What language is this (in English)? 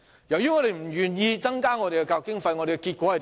Cantonese